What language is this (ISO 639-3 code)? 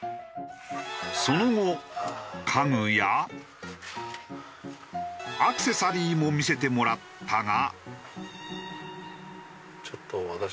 jpn